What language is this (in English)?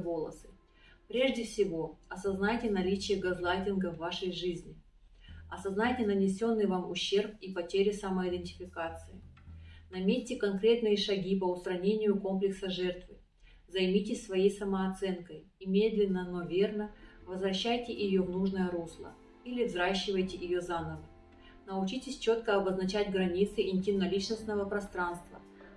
Russian